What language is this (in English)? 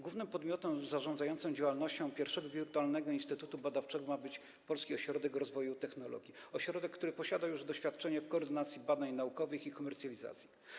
Polish